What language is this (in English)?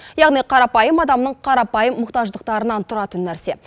Kazakh